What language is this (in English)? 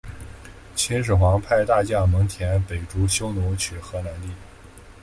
Chinese